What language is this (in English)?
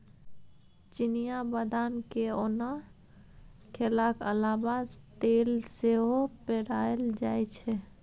Maithili